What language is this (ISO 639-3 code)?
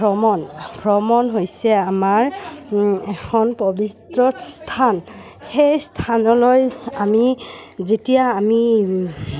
asm